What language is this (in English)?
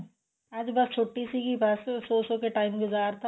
Punjabi